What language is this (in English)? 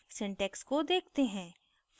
Hindi